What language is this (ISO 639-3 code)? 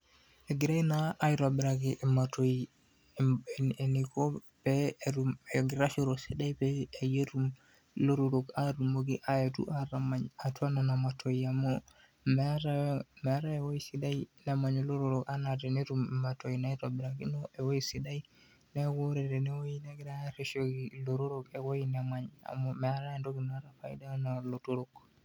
mas